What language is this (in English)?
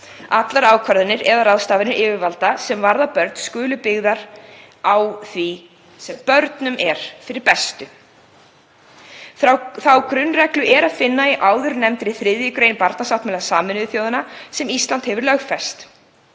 Icelandic